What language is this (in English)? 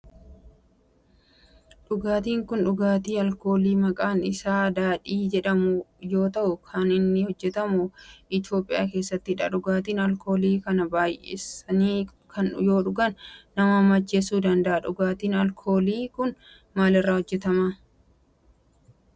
Oromo